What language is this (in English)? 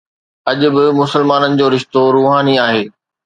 Sindhi